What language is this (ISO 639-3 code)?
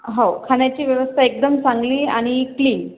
mar